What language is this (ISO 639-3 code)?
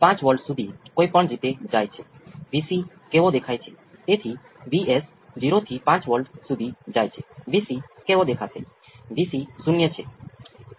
guj